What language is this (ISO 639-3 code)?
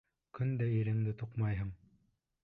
bak